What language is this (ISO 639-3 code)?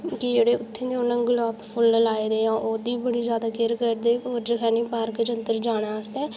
doi